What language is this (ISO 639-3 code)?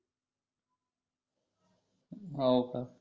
mar